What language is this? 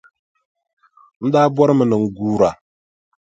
Dagbani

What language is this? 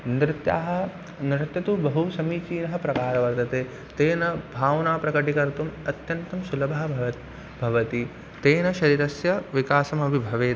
Sanskrit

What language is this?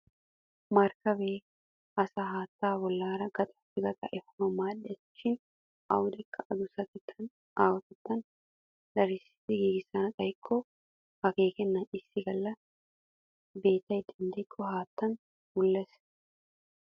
Wolaytta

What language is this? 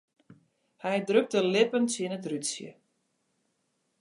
Western Frisian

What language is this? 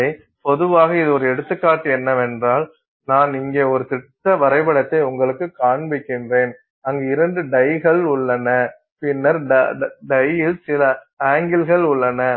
Tamil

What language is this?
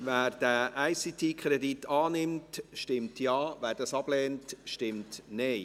Swiss German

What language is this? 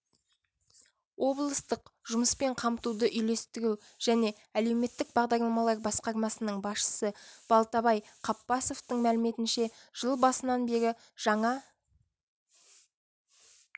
Kazakh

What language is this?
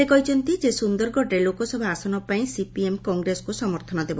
Odia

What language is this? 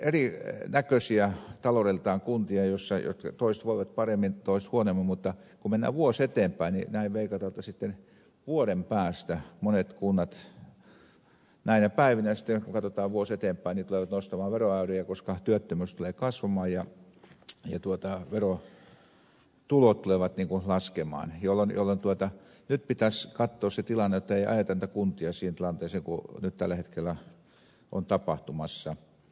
Finnish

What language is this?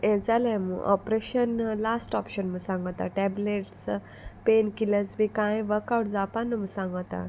Konkani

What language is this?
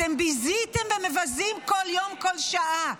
Hebrew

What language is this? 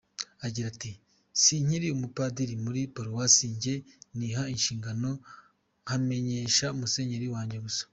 Kinyarwanda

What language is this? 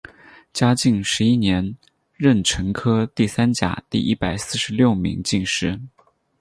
Chinese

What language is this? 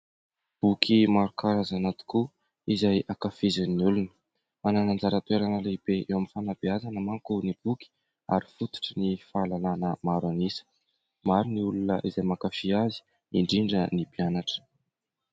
Malagasy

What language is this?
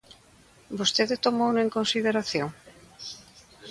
Galician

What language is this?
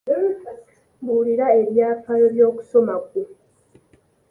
Ganda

